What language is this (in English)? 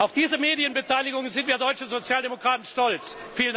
German